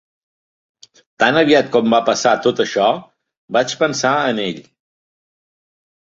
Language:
Catalan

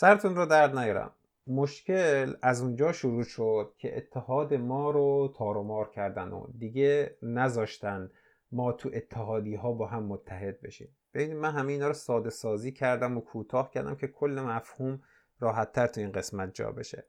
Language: Persian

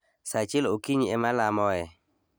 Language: Luo (Kenya and Tanzania)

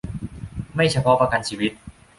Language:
Thai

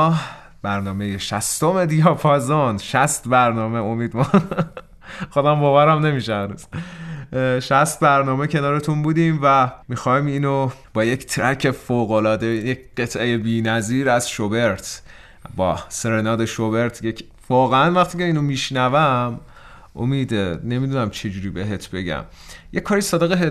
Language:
Persian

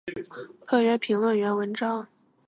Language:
Chinese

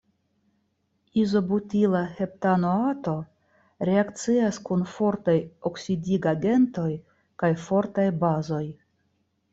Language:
Esperanto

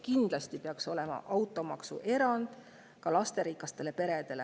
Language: Estonian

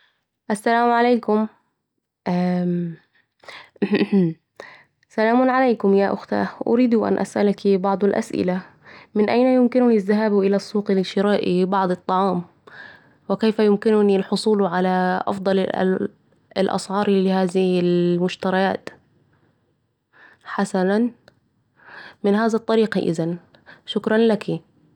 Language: Saidi Arabic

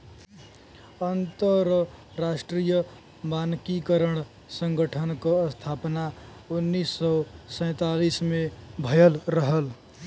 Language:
Bhojpuri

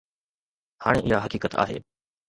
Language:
Sindhi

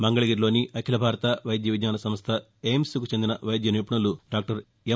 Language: Telugu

